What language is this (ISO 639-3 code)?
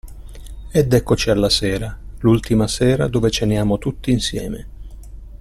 ita